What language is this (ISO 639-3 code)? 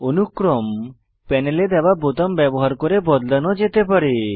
ben